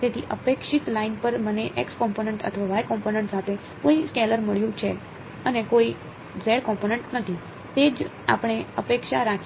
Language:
Gujarati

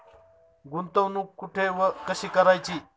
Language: Marathi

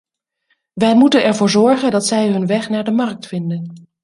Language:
Dutch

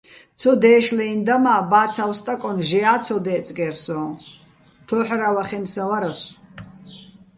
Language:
Bats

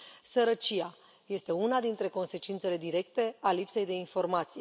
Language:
Romanian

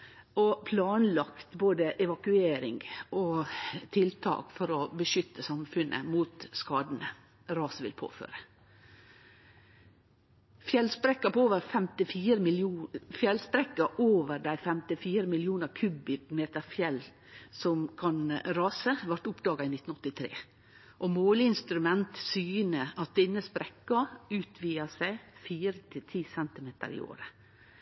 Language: Norwegian Nynorsk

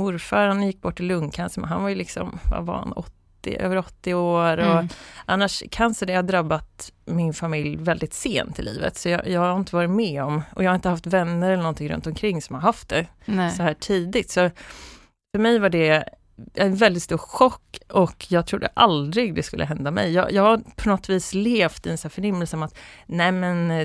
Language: Swedish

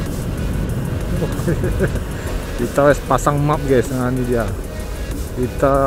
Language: Indonesian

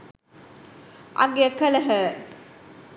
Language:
Sinhala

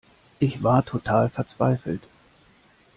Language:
German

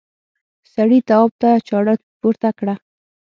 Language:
Pashto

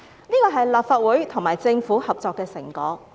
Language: Cantonese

